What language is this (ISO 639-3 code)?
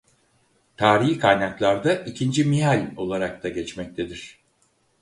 tur